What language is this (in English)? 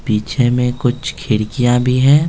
Hindi